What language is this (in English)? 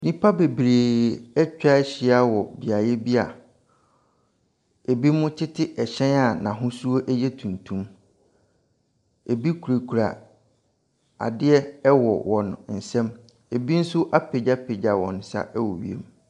Akan